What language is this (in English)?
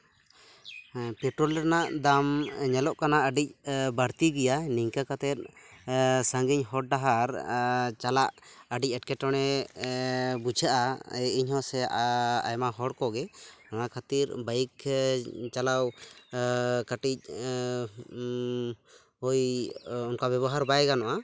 Santali